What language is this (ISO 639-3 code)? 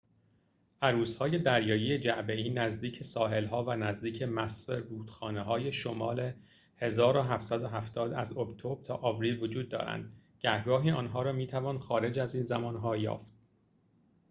fas